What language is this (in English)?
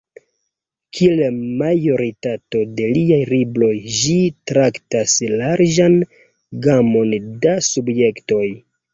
Esperanto